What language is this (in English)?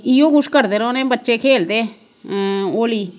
Dogri